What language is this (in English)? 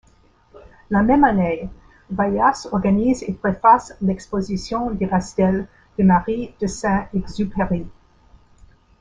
French